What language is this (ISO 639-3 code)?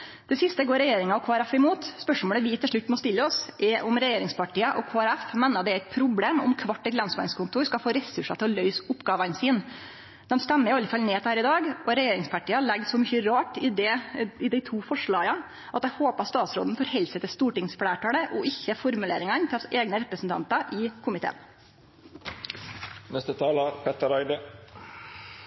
nno